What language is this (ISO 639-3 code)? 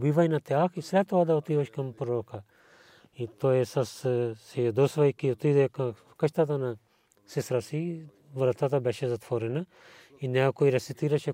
bul